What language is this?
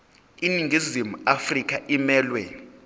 Zulu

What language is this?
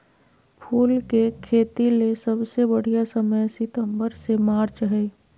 Magahi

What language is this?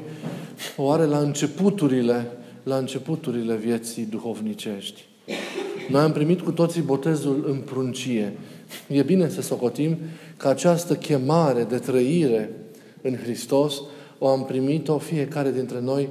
Romanian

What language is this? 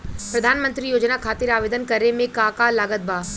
Bhojpuri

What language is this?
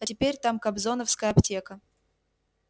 Russian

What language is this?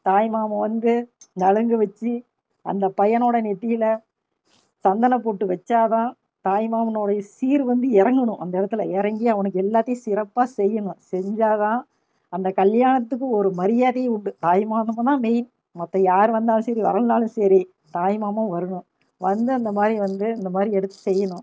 Tamil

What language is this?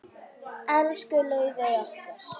Icelandic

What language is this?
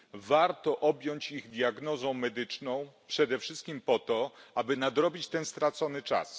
Polish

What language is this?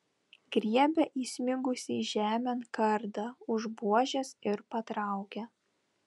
Lithuanian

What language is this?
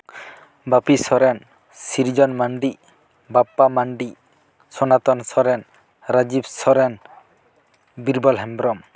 Santali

